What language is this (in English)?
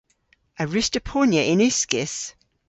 Cornish